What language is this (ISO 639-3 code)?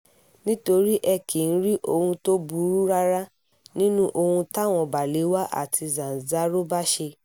yor